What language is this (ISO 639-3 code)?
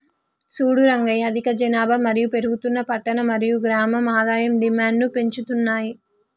tel